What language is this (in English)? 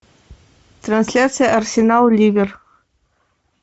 Russian